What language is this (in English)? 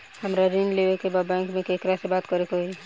Bhojpuri